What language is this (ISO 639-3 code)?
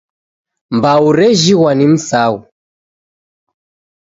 dav